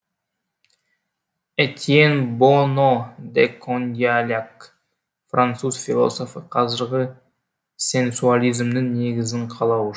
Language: Kazakh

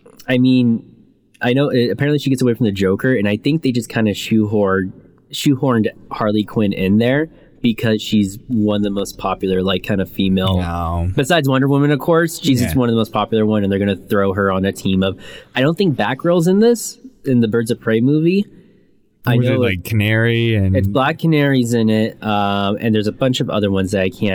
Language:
English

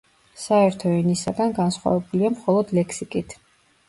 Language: Georgian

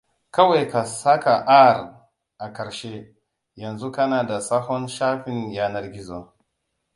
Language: Hausa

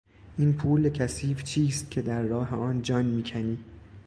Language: Persian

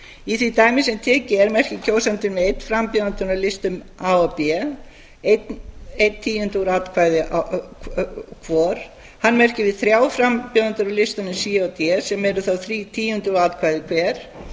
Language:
Icelandic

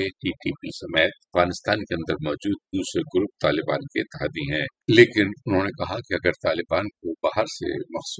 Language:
Urdu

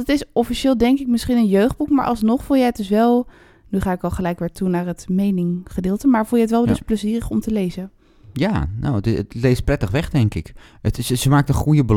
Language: Dutch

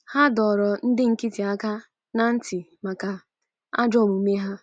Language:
Igbo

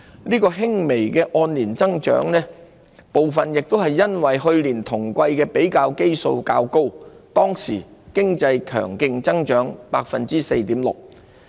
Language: Cantonese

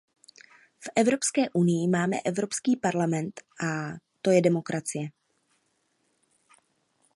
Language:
Czech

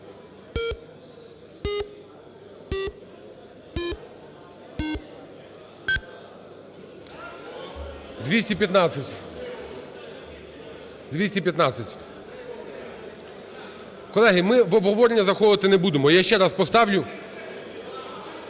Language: Ukrainian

